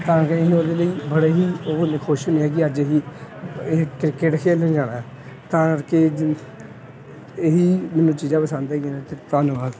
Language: Punjabi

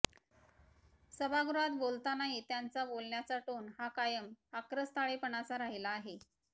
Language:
Marathi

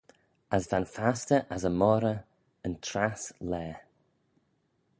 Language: Manx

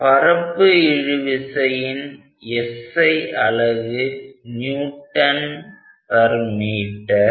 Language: Tamil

